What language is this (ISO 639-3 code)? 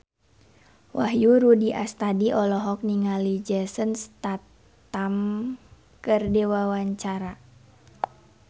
sun